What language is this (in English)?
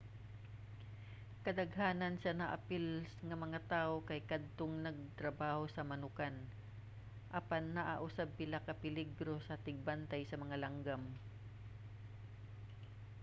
Cebuano